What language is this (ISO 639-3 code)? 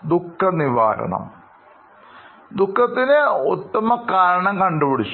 mal